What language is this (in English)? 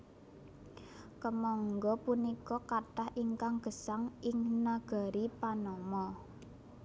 Javanese